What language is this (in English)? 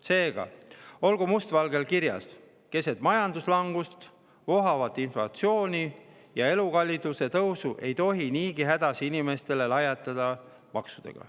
Estonian